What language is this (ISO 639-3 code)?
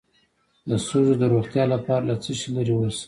pus